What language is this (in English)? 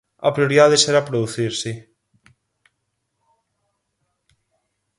Galician